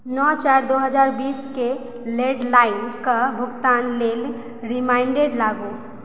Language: Maithili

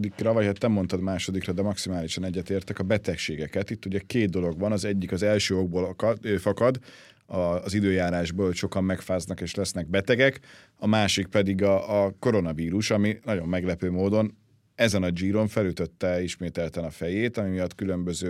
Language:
Hungarian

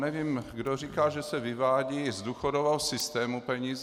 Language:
Czech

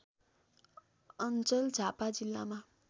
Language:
Nepali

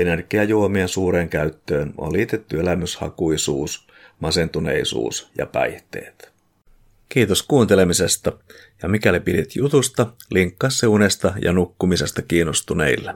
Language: Finnish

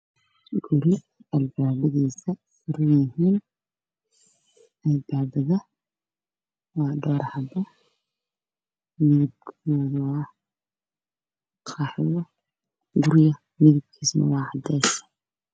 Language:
Somali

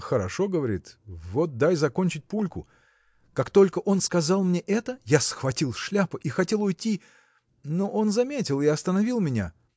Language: Russian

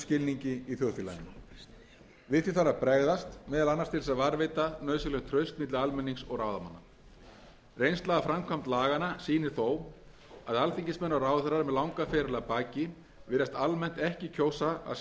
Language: Icelandic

